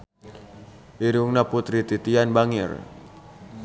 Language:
Sundanese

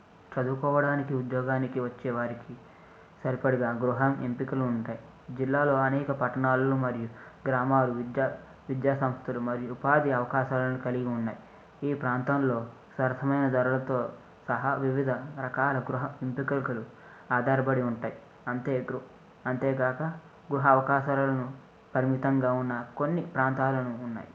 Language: Telugu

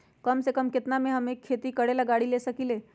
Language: Magahi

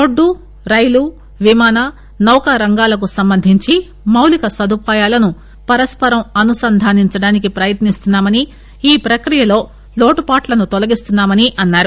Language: Telugu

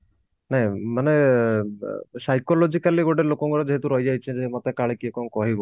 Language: Odia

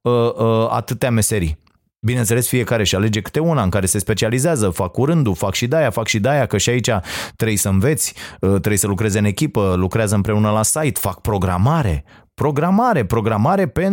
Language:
Romanian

